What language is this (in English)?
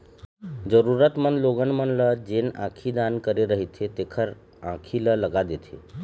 Chhattisgarhi